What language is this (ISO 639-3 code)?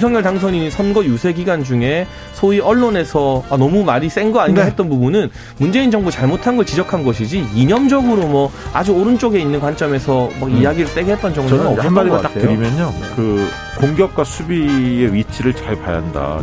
kor